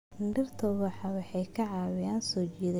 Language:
Somali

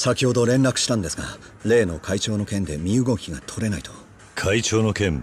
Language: Japanese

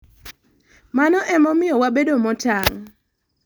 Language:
Luo (Kenya and Tanzania)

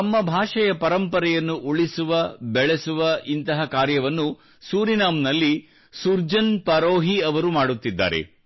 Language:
Kannada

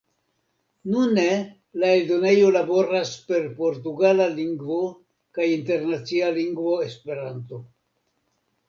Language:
Esperanto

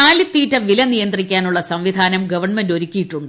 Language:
Malayalam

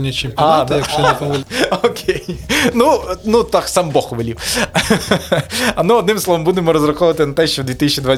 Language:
Ukrainian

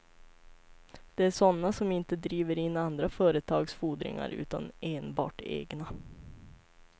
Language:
Swedish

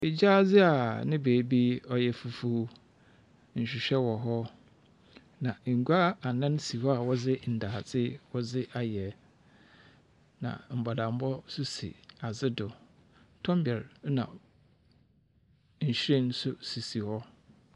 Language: Akan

